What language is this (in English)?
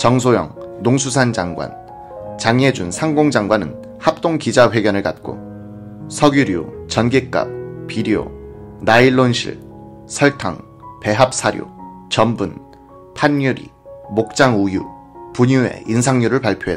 Korean